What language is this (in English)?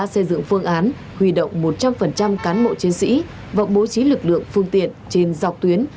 Vietnamese